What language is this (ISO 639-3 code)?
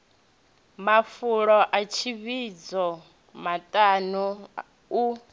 ven